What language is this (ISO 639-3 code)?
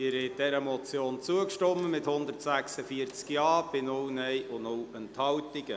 gsw